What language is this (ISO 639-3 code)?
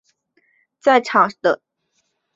zho